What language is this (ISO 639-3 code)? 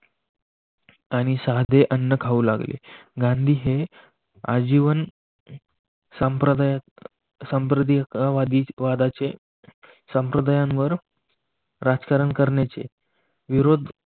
mar